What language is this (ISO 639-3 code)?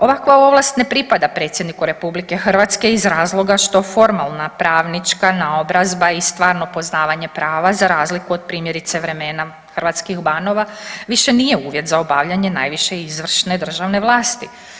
hrv